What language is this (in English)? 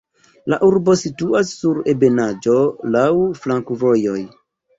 Esperanto